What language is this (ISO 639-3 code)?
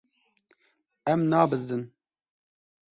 kur